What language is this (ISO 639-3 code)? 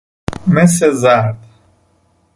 fas